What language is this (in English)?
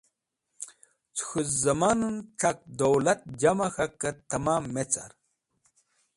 Wakhi